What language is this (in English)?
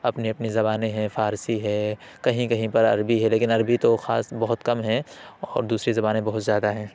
Urdu